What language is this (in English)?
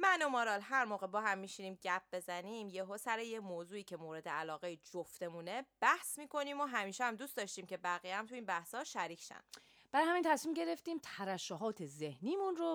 Persian